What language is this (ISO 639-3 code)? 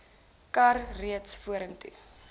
afr